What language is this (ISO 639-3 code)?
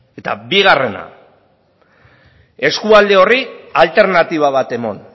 eus